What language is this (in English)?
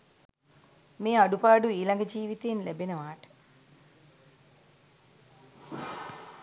Sinhala